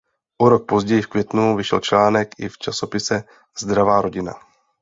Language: Czech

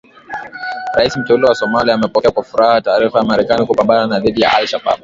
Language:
Swahili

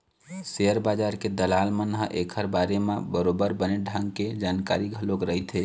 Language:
Chhattisgarhi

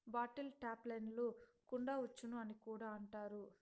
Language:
Telugu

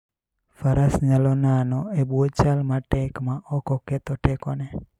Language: Luo (Kenya and Tanzania)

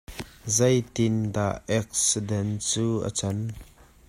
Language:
Hakha Chin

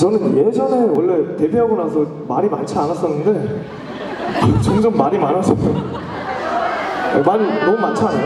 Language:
Korean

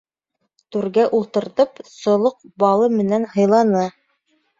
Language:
Bashkir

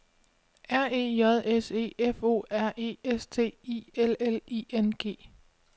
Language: Danish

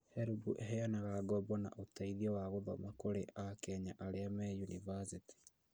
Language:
Kikuyu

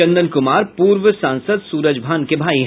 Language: Hindi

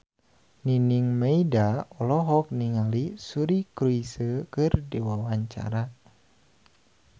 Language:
Sundanese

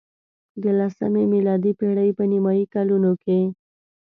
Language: Pashto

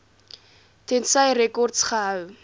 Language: Afrikaans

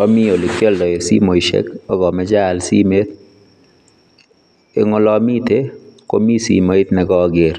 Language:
Kalenjin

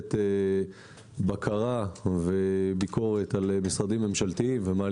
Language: Hebrew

